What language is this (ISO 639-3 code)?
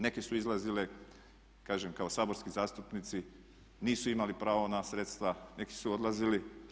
hrv